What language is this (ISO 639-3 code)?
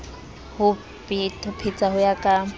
sot